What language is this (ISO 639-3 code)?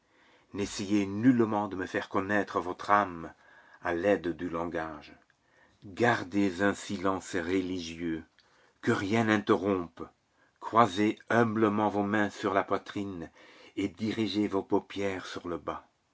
fra